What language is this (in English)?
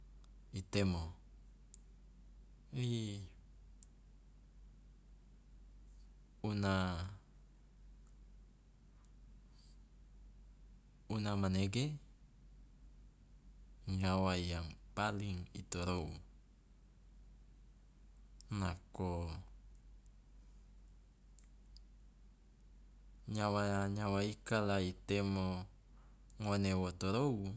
Loloda